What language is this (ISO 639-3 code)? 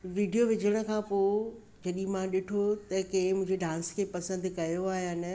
snd